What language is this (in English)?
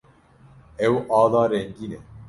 Kurdish